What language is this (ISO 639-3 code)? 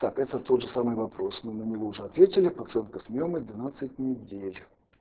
rus